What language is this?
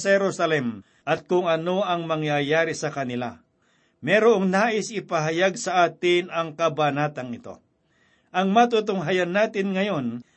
Filipino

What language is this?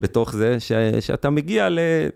Hebrew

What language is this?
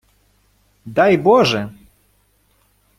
Ukrainian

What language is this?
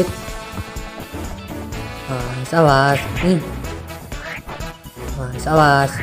Indonesian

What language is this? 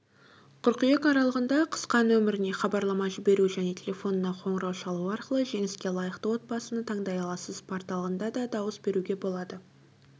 Kazakh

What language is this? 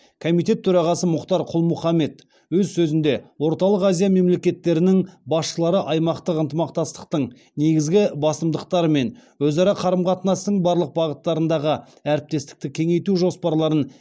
Kazakh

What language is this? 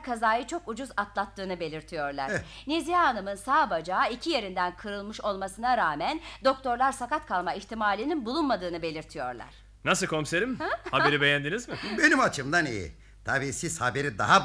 Turkish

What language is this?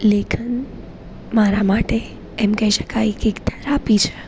Gujarati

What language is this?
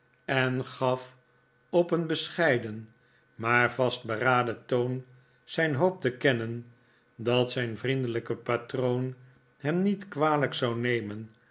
Dutch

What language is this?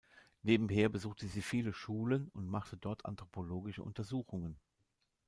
German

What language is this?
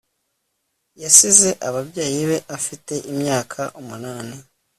Kinyarwanda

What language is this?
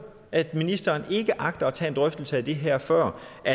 Danish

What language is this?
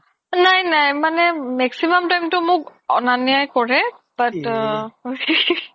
Assamese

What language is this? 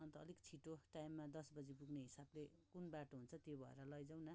Nepali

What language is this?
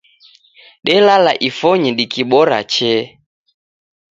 Taita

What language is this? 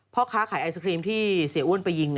Thai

